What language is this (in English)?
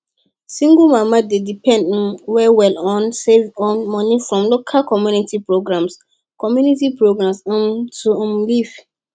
Nigerian Pidgin